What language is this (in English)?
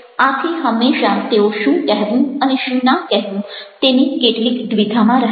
Gujarati